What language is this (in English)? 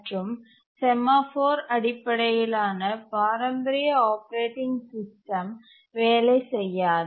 Tamil